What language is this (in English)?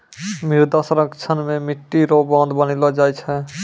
Maithili